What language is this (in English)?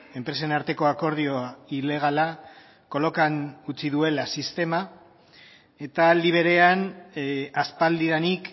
Basque